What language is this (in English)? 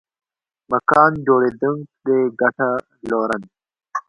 Pashto